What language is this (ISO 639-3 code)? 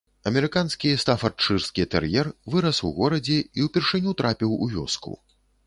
bel